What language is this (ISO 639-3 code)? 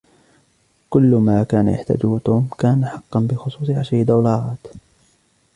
ara